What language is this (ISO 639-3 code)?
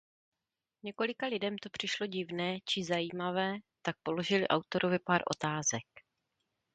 ces